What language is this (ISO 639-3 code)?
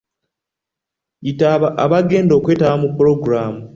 lug